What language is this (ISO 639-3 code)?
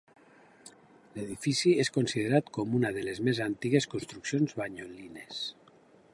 cat